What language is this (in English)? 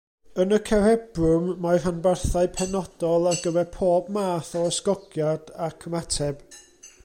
Welsh